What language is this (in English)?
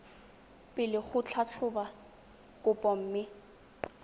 Tswana